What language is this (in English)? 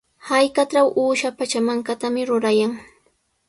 Sihuas Ancash Quechua